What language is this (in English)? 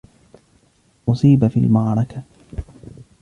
Arabic